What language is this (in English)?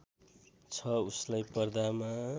Nepali